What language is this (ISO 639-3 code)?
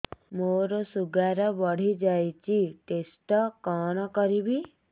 ori